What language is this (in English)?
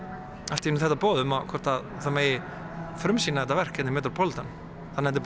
Icelandic